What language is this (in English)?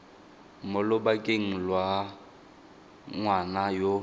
Tswana